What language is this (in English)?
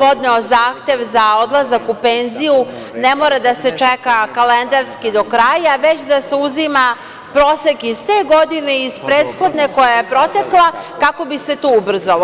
Serbian